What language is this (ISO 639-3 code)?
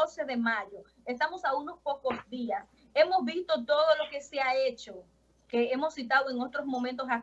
spa